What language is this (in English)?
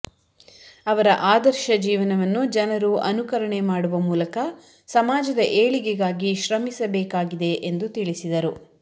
Kannada